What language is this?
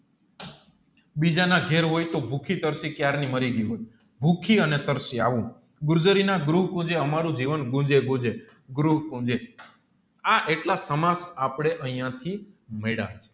Gujarati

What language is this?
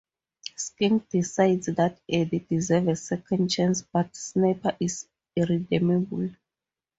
English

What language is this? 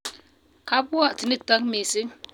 Kalenjin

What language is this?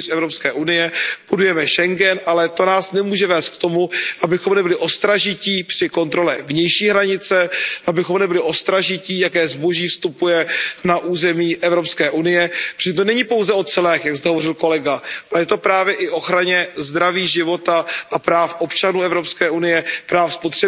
Czech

